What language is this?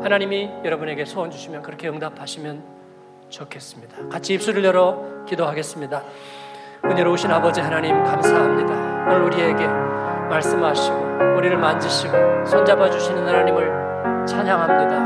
Korean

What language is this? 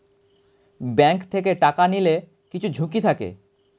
Bangla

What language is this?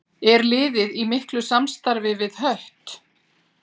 Icelandic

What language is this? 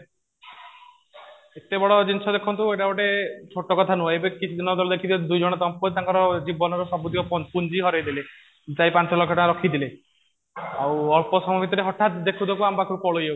Odia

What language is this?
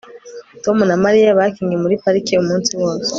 Kinyarwanda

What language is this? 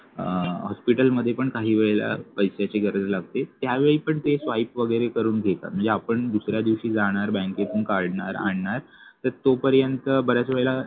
Marathi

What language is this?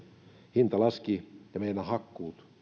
Finnish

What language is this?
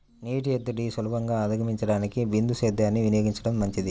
Telugu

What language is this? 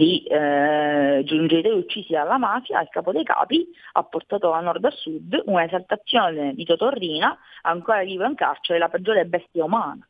Italian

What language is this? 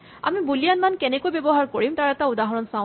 Assamese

